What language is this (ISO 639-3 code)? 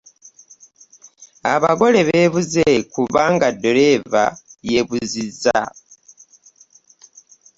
lug